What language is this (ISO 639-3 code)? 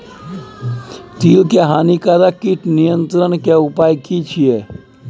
mai